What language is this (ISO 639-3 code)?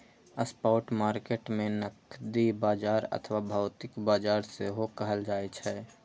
mai